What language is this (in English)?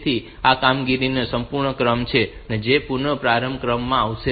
Gujarati